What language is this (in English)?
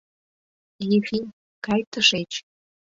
Mari